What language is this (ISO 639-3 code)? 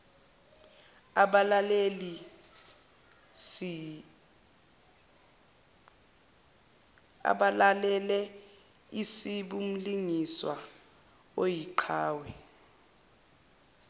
zul